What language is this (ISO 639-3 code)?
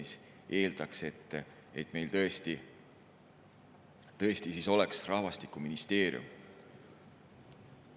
est